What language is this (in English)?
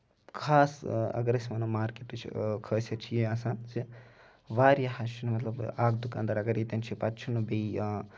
Kashmiri